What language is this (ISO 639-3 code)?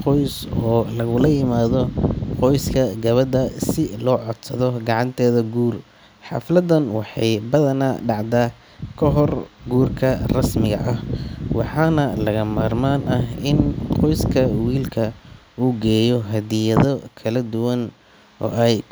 som